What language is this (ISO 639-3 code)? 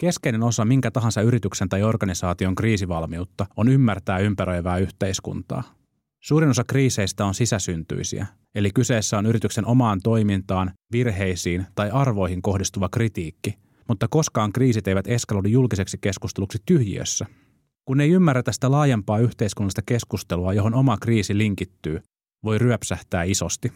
fin